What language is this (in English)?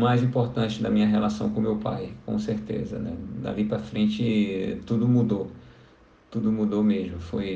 Portuguese